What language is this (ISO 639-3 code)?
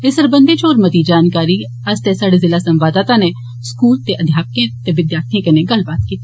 doi